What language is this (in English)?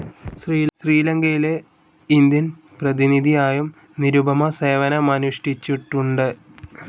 Malayalam